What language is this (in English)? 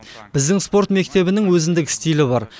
Kazakh